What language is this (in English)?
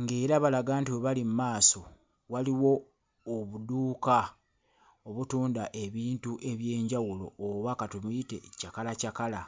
Ganda